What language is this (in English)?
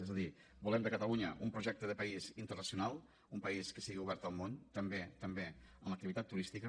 Catalan